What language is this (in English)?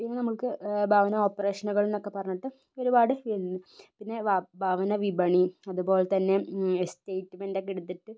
Malayalam